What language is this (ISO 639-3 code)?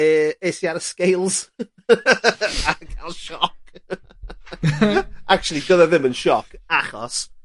cym